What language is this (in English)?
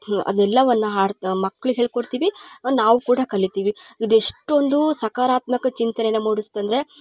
Kannada